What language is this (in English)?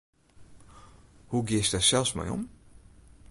Western Frisian